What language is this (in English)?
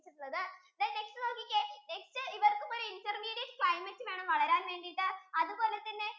Malayalam